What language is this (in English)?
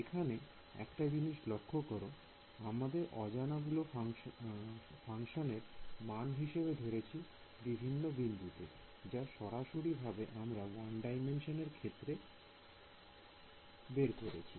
Bangla